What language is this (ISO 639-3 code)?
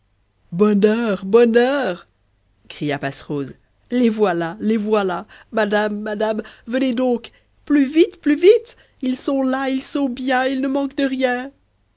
fra